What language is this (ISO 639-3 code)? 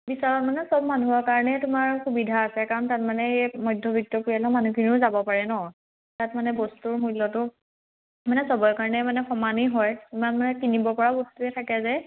asm